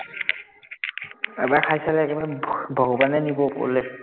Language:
Assamese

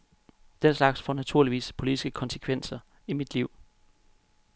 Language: Danish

